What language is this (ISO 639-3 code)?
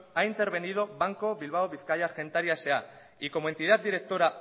spa